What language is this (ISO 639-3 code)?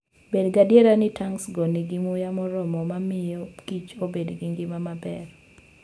luo